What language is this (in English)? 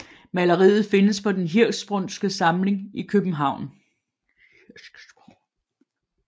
Danish